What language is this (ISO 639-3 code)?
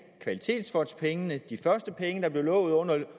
dan